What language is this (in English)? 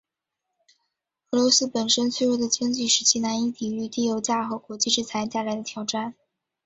Chinese